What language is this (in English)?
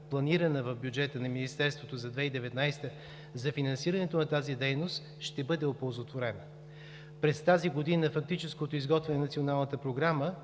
Bulgarian